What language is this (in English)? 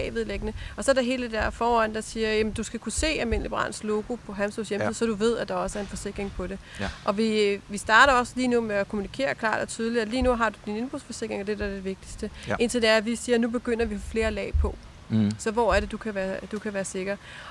Danish